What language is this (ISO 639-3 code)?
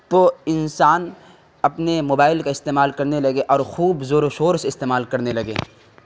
urd